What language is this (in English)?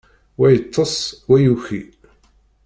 Kabyle